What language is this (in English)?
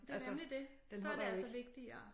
Danish